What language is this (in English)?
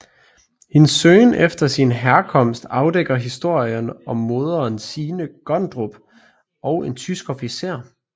Danish